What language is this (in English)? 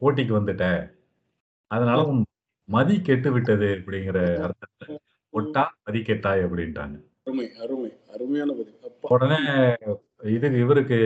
Tamil